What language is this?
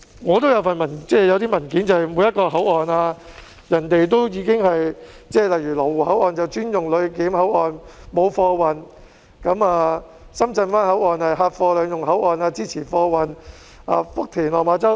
Cantonese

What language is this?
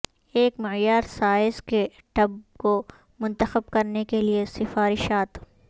Urdu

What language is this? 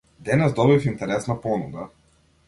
Macedonian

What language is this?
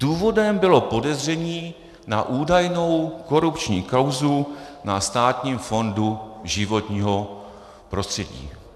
Czech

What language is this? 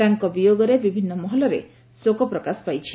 Odia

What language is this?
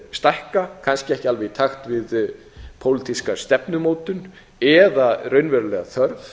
Icelandic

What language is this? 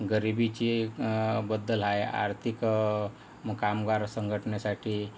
Marathi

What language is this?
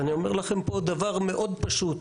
Hebrew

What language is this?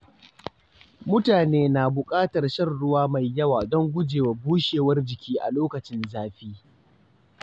Hausa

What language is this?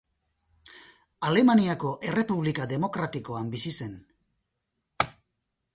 Basque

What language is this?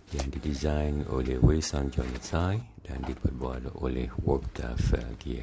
Malay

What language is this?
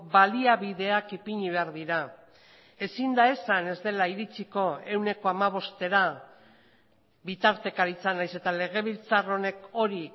Basque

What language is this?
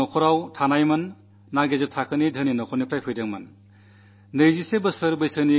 Malayalam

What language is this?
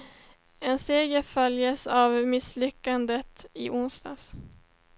Swedish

